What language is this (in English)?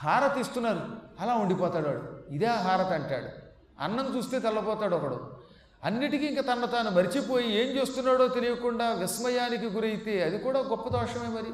Telugu